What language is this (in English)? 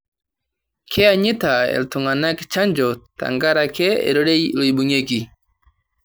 Masai